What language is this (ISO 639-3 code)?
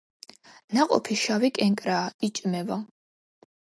kat